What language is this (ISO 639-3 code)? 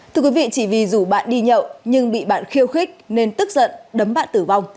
vie